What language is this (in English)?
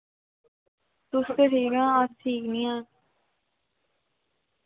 Dogri